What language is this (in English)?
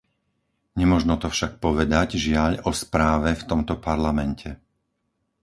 Slovak